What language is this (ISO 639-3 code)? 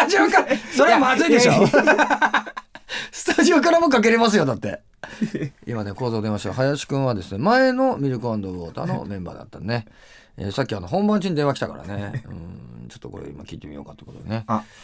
jpn